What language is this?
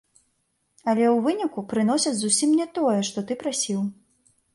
Belarusian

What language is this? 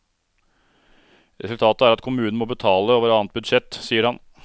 Norwegian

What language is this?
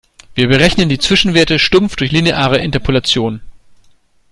German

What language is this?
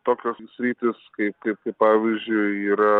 Lithuanian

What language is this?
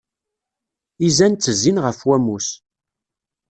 Kabyle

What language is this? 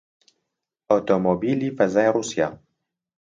Central Kurdish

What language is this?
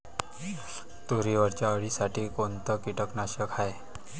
Marathi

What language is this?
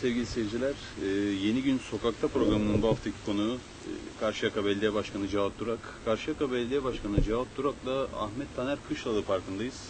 Turkish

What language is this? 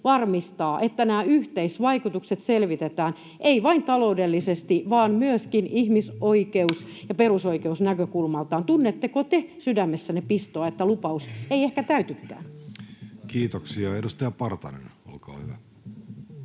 Finnish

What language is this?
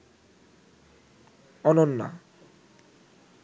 Bangla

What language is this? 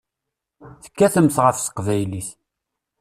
Kabyle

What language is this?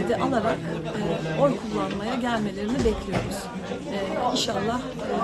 Turkish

